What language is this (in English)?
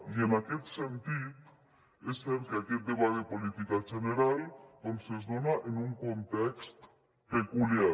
Catalan